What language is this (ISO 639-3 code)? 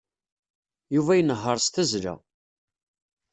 kab